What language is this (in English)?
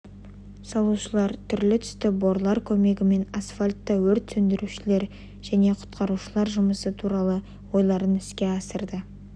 Kazakh